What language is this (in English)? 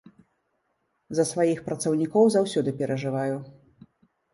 Belarusian